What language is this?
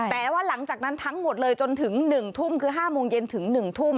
Thai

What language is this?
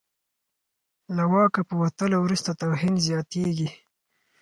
Pashto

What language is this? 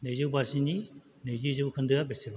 Bodo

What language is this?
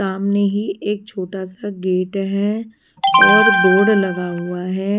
Hindi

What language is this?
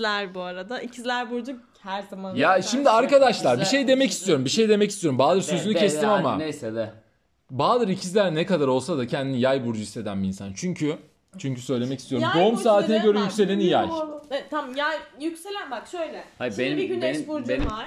Turkish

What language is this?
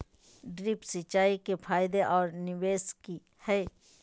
Magahi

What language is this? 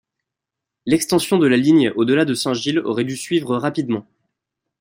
French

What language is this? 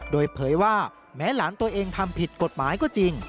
Thai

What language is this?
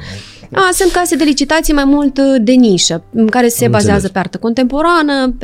Romanian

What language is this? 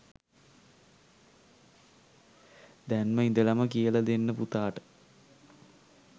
Sinhala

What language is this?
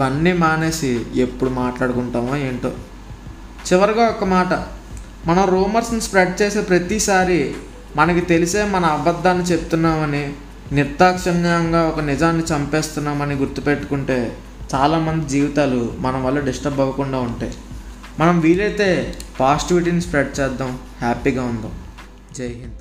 Telugu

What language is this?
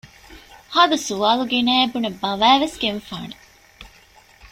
Divehi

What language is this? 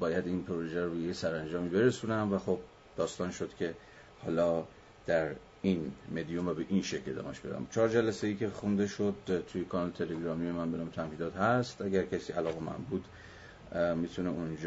Persian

